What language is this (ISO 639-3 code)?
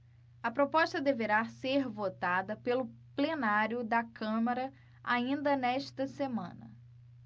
por